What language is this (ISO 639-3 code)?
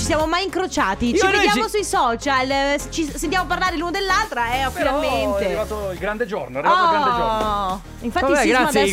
ita